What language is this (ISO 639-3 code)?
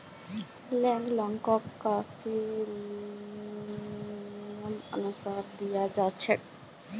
mag